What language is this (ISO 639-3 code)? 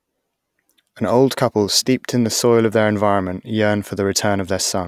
eng